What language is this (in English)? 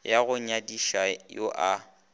Northern Sotho